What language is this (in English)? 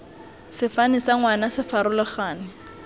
Tswana